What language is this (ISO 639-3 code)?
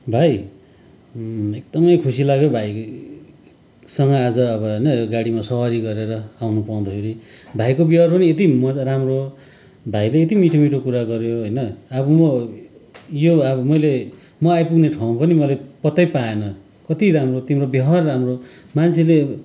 nep